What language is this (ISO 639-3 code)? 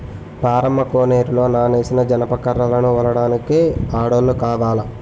tel